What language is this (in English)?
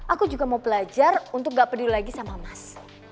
Indonesian